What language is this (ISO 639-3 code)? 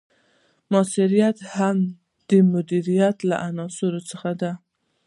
pus